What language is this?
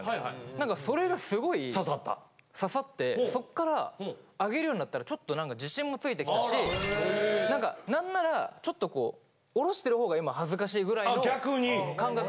Japanese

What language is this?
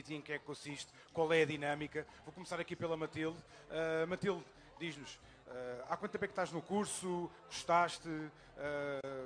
Portuguese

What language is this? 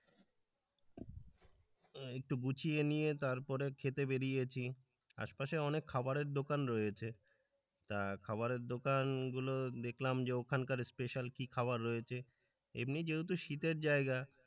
Bangla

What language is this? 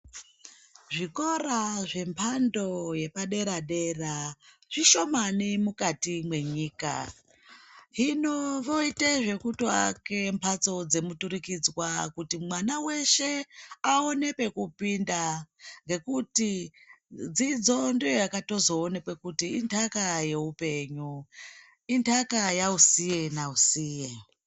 Ndau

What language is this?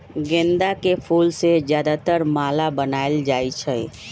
Magahi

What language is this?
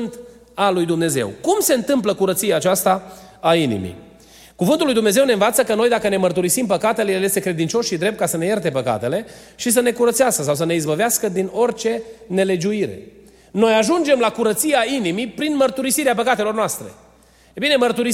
Romanian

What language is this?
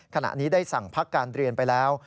Thai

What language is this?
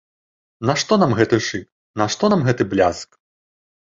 Belarusian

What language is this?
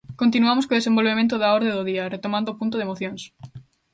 Galician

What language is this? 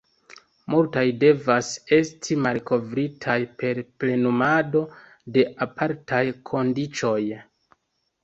Esperanto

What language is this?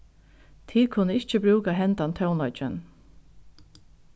Faroese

